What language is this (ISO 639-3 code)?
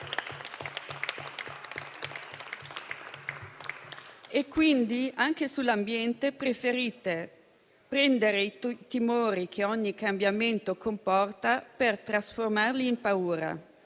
ita